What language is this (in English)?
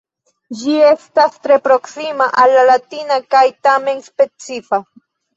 Esperanto